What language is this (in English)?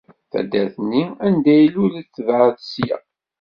Kabyle